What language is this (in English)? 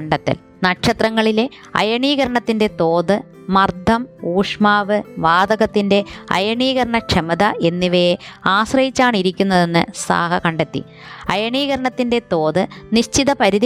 Malayalam